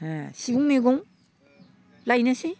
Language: Bodo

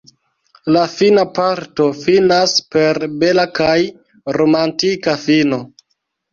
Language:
Esperanto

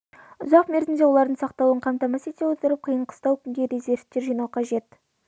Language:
Kazakh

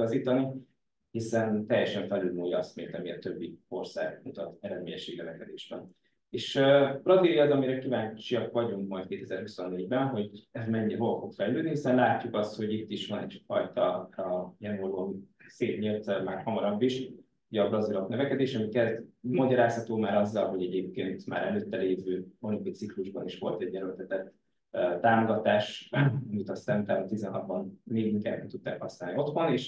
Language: Hungarian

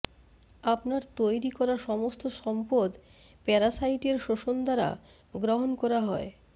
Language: Bangla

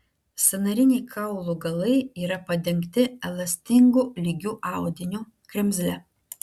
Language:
Lithuanian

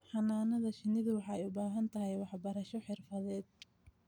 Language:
Somali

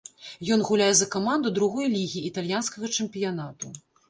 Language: Belarusian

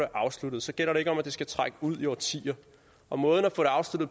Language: Danish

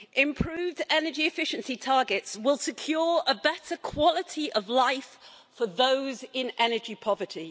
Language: English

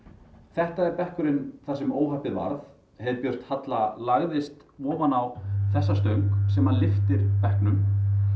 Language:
Icelandic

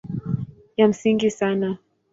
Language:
Swahili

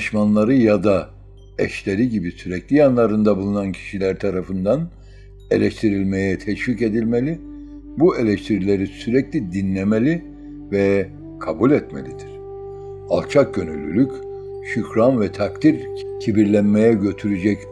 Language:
Turkish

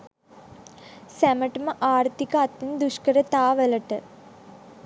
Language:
Sinhala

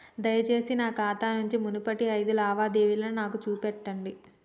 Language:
Telugu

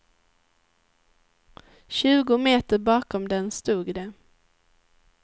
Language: Swedish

